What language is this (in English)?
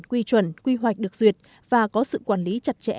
Vietnamese